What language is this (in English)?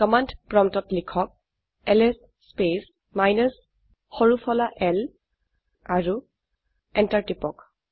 Assamese